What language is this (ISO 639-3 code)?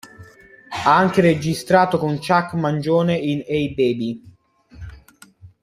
ita